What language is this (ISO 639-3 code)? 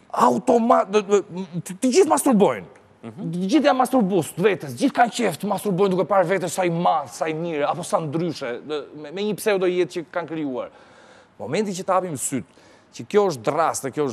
ron